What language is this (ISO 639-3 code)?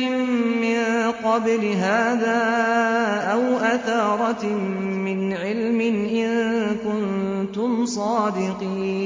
ara